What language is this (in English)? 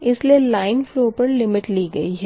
Hindi